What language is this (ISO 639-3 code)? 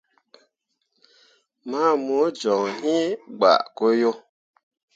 mua